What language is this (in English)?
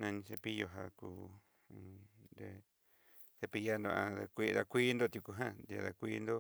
Southeastern Nochixtlán Mixtec